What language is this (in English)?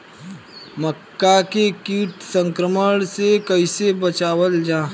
Bhojpuri